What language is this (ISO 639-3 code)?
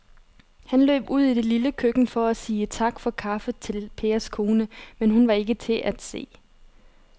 dan